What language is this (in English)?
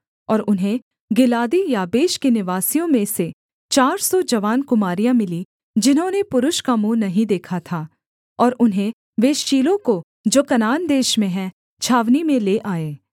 Hindi